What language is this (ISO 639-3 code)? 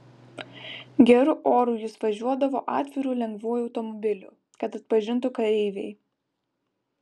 lit